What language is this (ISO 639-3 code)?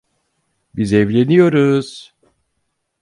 tur